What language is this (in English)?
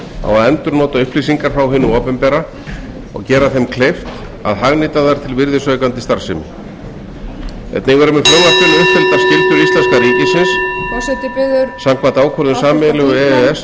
Icelandic